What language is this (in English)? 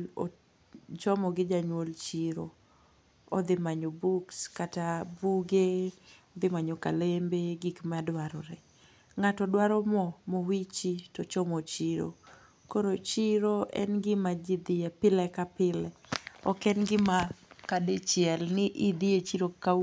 Luo (Kenya and Tanzania)